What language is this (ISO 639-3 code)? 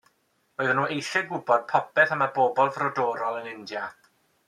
cym